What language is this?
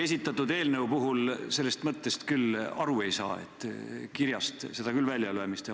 Estonian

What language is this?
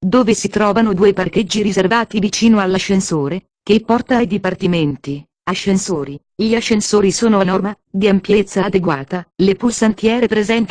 Italian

